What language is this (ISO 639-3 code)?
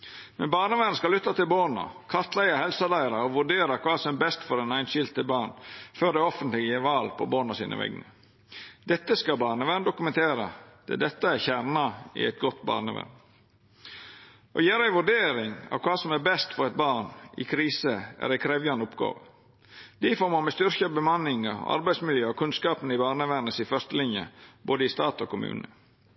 nno